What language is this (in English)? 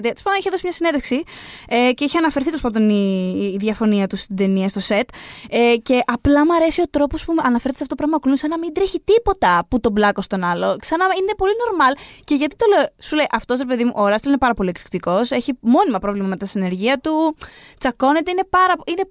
Greek